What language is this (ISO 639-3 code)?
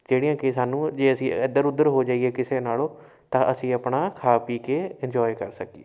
pan